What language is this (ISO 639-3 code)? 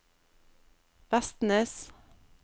nor